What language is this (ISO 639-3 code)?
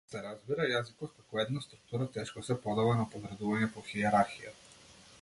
mkd